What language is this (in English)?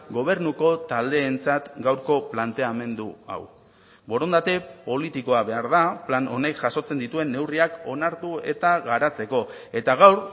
Basque